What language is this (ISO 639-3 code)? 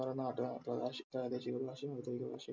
mal